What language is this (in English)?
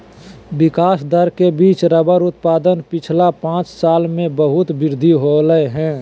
Magahi